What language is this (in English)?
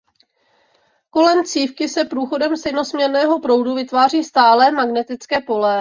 Czech